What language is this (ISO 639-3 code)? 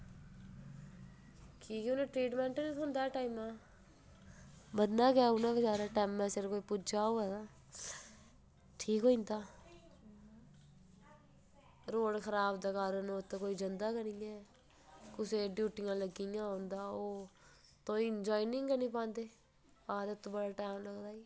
doi